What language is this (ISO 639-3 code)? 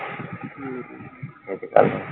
pan